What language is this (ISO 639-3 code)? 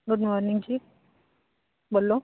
pan